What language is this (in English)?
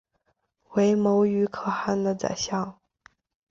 Chinese